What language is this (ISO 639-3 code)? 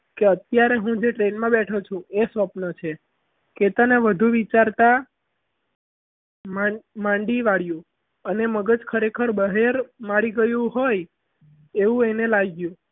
guj